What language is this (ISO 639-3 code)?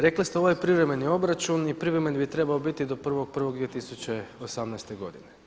hrv